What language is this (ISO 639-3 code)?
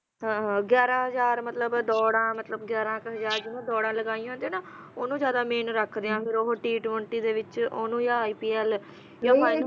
pan